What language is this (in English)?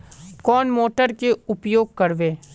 Magahi